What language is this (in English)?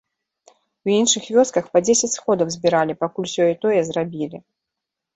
Belarusian